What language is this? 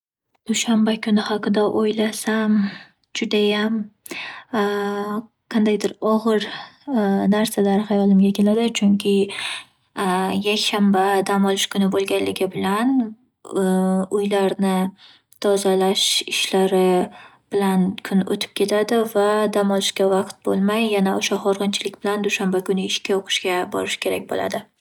Uzbek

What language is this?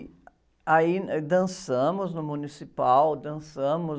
Portuguese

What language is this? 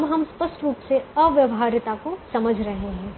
Hindi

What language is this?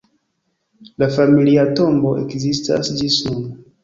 Esperanto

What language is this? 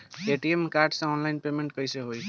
Bhojpuri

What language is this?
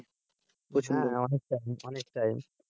Bangla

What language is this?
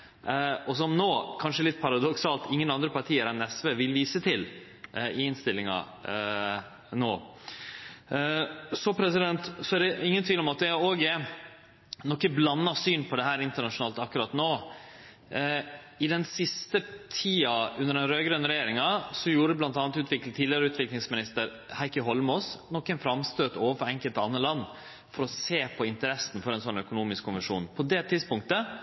Norwegian Nynorsk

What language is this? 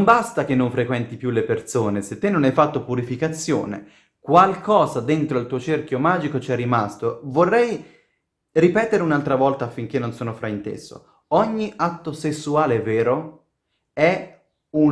Italian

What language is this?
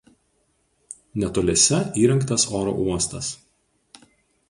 Lithuanian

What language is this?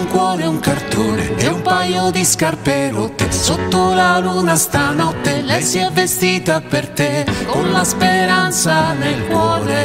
Italian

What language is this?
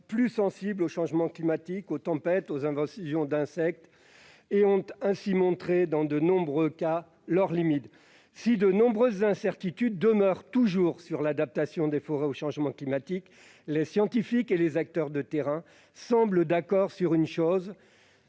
French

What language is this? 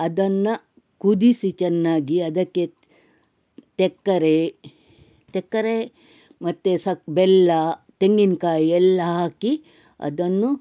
Kannada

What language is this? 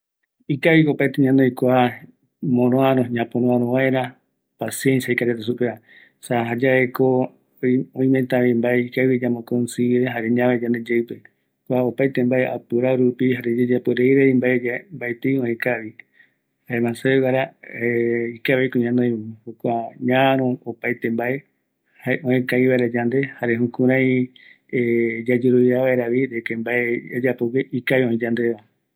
Eastern Bolivian Guaraní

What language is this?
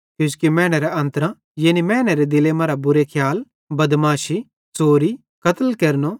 Bhadrawahi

